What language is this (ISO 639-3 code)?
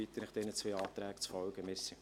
gsw